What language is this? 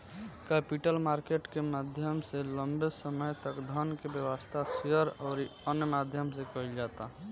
Bhojpuri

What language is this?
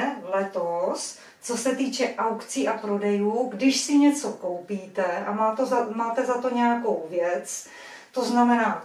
Czech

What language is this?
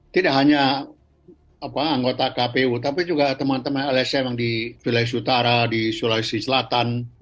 Indonesian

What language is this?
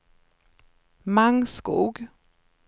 Swedish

